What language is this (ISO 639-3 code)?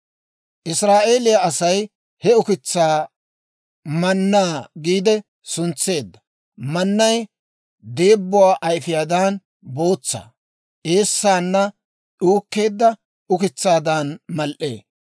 dwr